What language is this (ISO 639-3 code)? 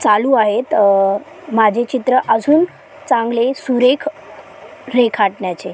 mar